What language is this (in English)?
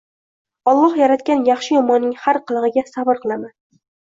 Uzbek